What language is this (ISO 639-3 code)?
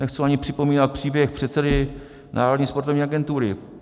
ces